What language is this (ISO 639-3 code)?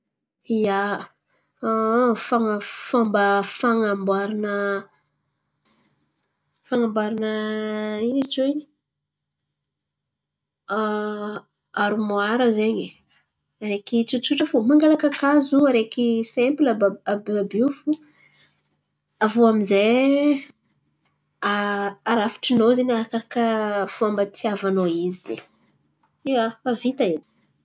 xmv